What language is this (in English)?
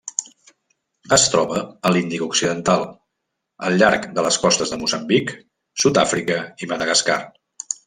Catalan